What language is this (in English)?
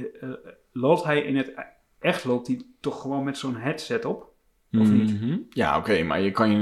Dutch